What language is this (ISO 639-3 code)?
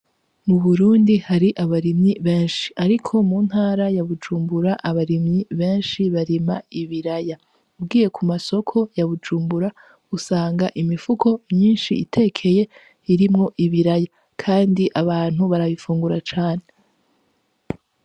run